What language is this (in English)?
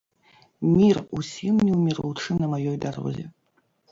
Belarusian